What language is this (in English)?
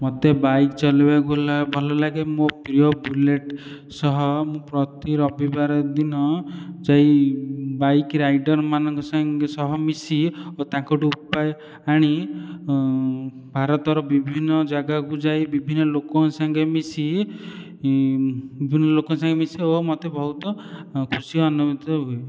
Odia